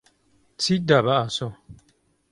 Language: Central Kurdish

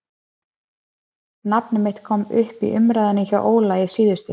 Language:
Icelandic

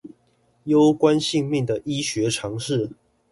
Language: Chinese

